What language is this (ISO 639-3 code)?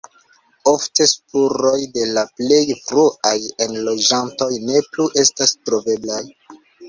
epo